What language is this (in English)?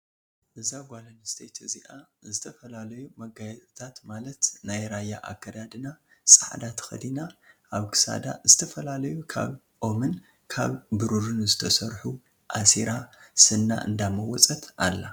Tigrinya